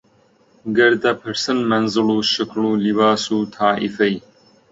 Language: Central Kurdish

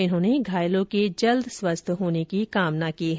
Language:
Hindi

